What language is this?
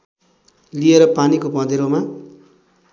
Nepali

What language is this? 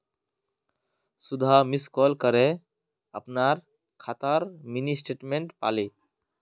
Magahi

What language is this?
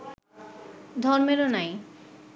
Bangla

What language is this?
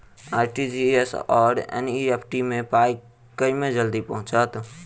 Maithili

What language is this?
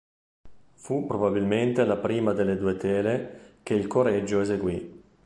Italian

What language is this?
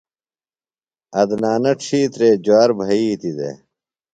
Phalura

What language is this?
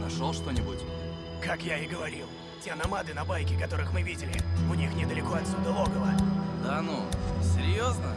Russian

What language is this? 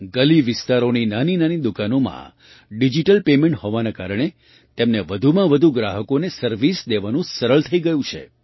Gujarati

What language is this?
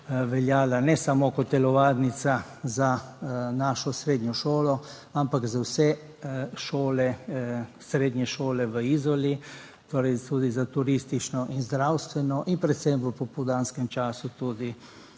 Slovenian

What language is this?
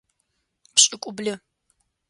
Adyghe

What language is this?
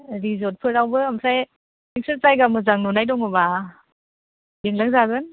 Bodo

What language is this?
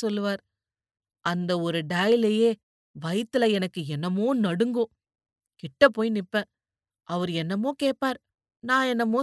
Tamil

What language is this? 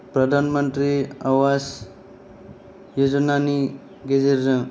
Bodo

